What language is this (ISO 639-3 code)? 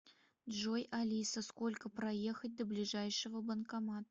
rus